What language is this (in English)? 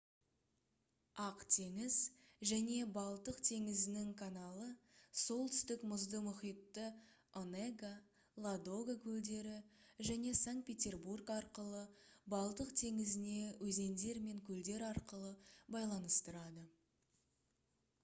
Kazakh